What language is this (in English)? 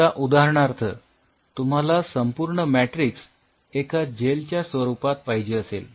Marathi